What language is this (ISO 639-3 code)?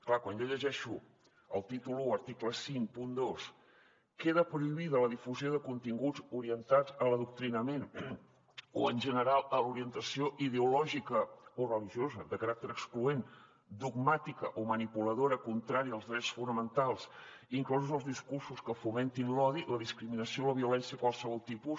cat